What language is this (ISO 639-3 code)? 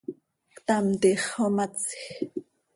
sei